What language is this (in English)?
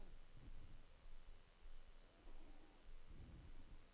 Norwegian